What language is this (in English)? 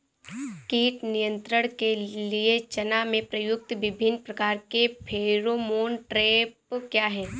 Hindi